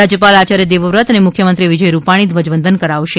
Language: Gujarati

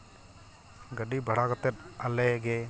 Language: Santali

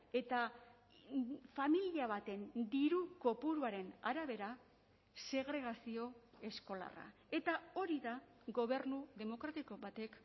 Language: Basque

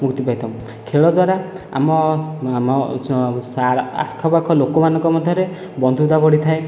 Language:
Odia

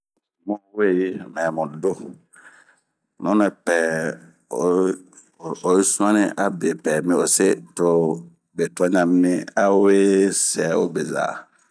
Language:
Bomu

